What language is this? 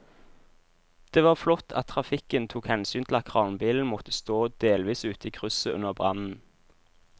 Norwegian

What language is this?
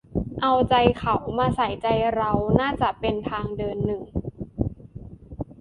Thai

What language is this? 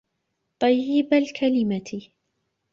Arabic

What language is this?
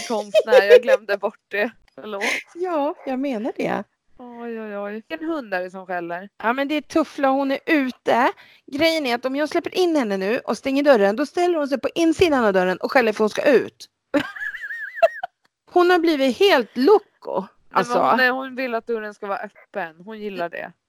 Swedish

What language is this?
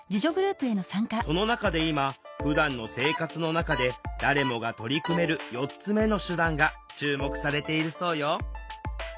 Japanese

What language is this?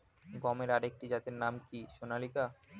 Bangla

